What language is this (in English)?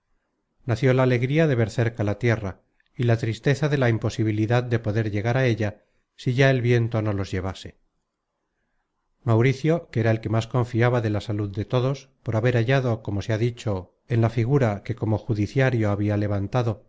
Spanish